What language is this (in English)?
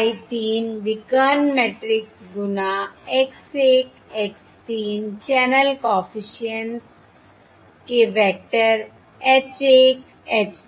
Hindi